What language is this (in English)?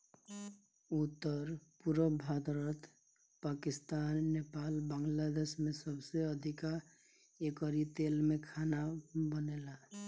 Bhojpuri